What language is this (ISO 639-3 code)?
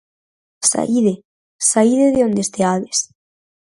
glg